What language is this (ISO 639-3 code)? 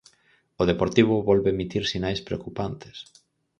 glg